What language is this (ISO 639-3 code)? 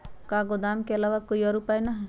mag